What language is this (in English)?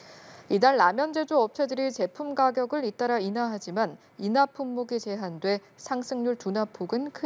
Korean